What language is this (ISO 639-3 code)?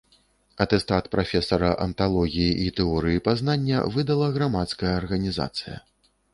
bel